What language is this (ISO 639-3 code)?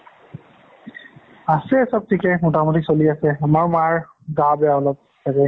asm